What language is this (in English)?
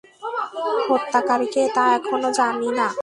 Bangla